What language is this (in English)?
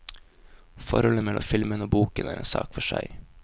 Norwegian